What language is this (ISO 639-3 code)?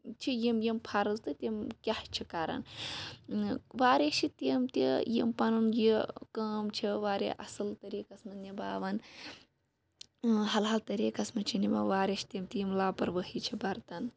kas